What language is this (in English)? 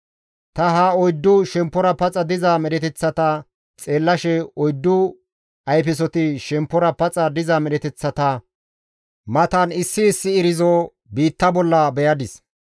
Gamo